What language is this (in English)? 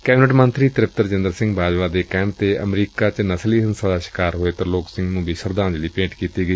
Punjabi